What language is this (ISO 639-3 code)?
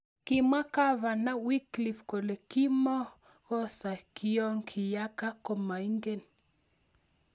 kln